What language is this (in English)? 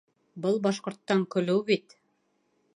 Bashkir